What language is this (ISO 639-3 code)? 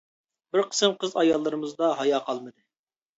uig